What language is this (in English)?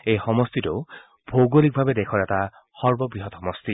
Assamese